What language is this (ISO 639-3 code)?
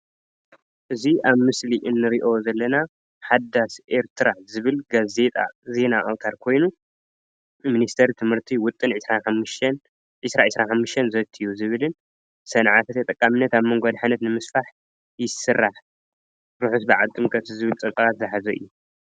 tir